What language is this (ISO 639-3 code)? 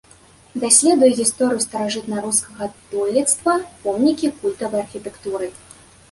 bel